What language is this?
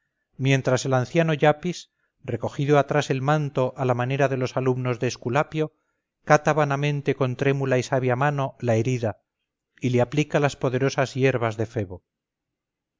Spanish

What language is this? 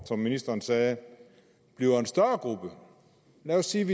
Danish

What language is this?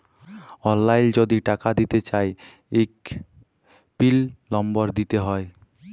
Bangla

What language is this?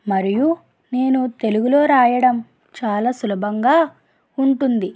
Telugu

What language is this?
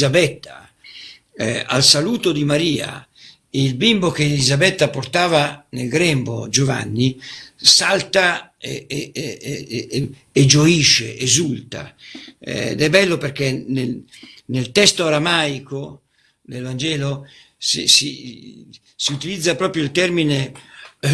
Italian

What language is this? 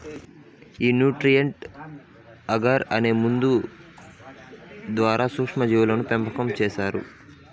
Telugu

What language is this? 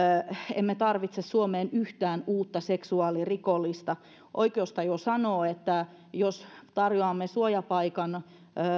Finnish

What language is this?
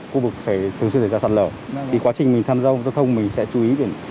Vietnamese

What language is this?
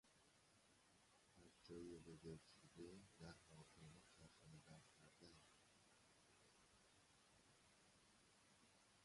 Persian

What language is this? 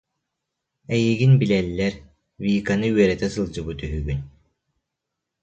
Yakut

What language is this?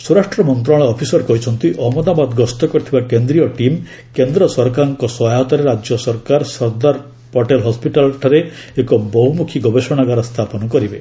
Odia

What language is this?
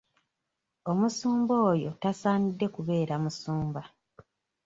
Ganda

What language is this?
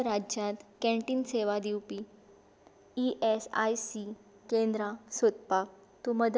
Konkani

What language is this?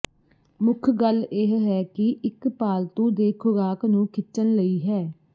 Punjabi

